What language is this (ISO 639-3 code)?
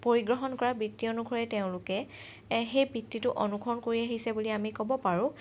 asm